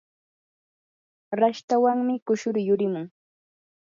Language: Yanahuanca Pasco Quechua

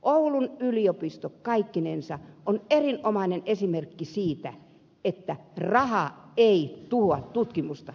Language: Finnish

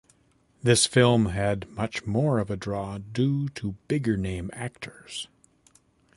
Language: English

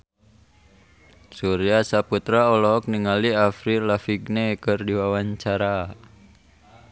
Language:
Sundanese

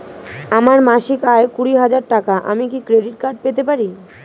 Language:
Bangla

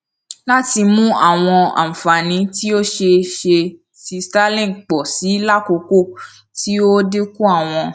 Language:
Yoruba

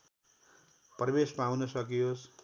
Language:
Nepali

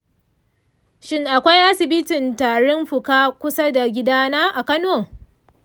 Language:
Hausa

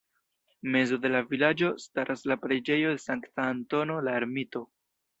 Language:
Esperanto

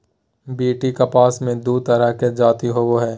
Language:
Magahi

